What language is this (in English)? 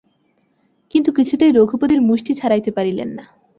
Bangla